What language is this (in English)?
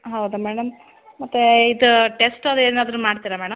Kannada